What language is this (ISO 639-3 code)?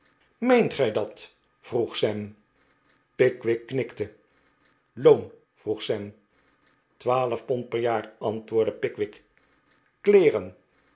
nld